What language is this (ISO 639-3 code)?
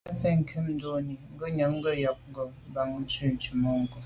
byv